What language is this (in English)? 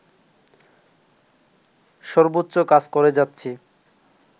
Bangla